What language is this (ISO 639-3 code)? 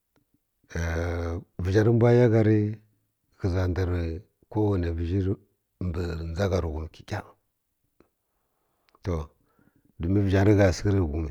fkk